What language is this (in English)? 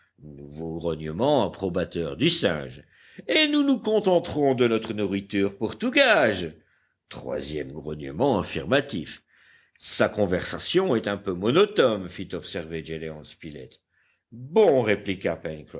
French